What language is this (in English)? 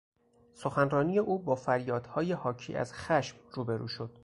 Persian